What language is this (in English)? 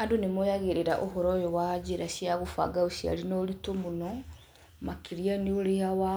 Kikuyu